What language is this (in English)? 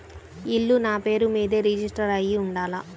Telugu